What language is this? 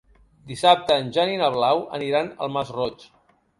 Catalan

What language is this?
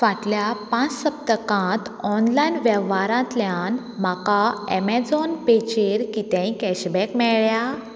Konkani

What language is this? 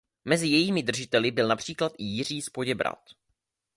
Czech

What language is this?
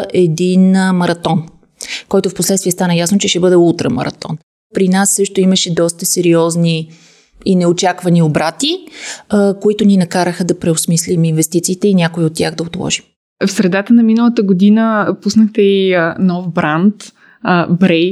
Bulgarian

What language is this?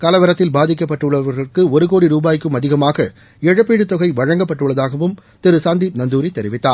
Tamil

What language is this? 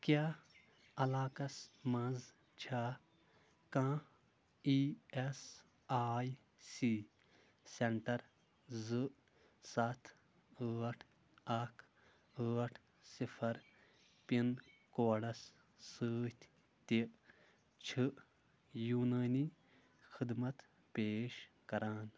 Kashmiri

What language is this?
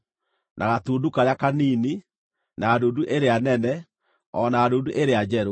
Kikuyu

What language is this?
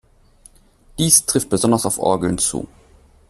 German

